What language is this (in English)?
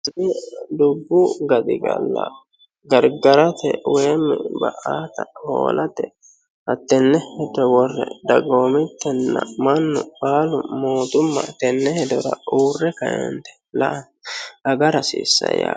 Sidamo